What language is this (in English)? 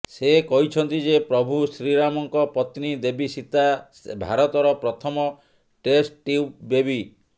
Odia